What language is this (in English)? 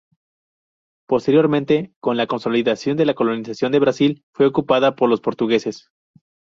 Spanish